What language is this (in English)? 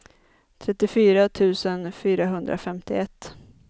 Swedish